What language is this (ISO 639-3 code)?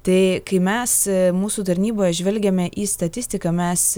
lit